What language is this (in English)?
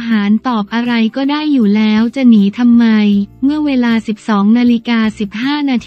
Thai